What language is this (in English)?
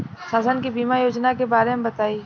Bhojpuri